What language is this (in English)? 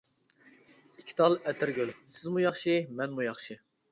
Uyghur